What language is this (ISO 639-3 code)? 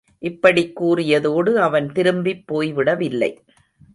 tam